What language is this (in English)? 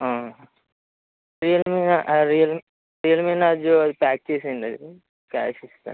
Telugu